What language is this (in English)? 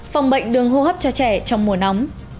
Vietnamese